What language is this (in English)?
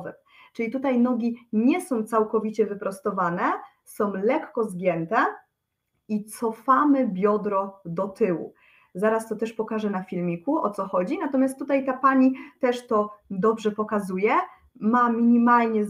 Polish